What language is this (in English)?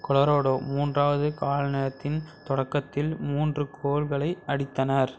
Tamil